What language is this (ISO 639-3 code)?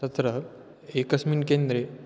san